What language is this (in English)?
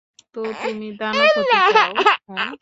Bangla